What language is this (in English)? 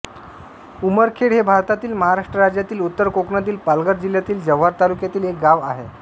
Marathi